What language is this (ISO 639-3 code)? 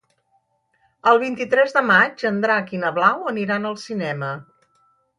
cat